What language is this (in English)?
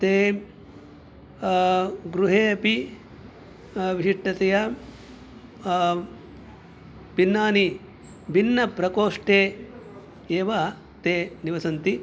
Sanskrit